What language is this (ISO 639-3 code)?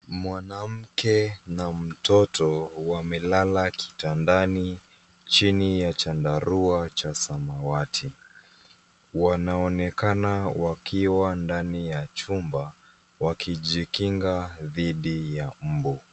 swa